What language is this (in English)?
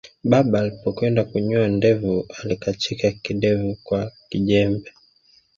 Swahili